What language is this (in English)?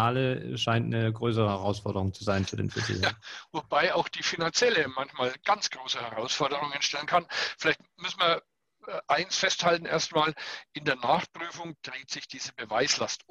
German